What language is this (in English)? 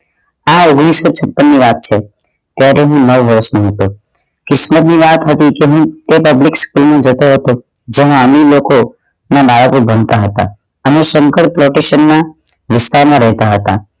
Gujarati